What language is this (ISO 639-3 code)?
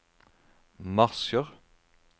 nor